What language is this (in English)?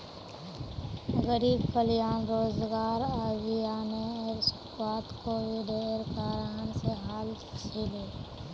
Magahi